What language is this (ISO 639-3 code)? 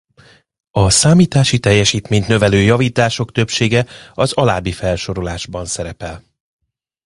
hun